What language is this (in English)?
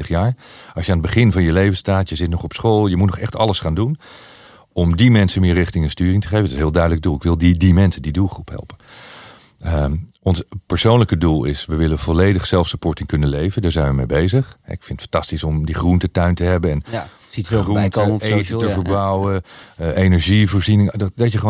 Dutch